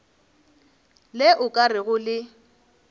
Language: Northern Sotho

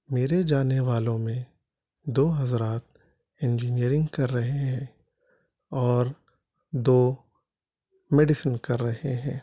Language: Urdu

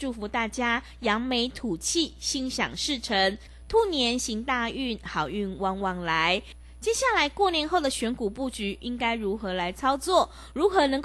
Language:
Chinese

